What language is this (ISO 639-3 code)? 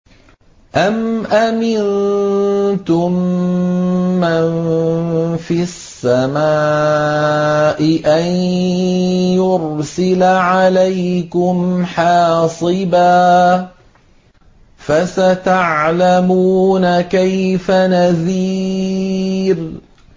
ara